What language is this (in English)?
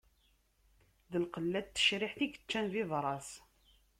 Kabyle